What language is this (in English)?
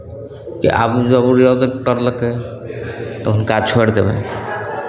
Maithili